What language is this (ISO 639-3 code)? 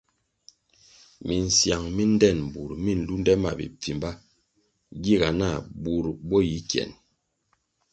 nmg